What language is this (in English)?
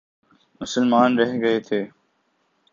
Urdu